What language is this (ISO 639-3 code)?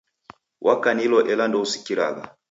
dav